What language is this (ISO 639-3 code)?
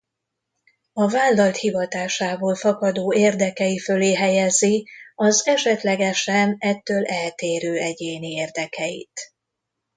hun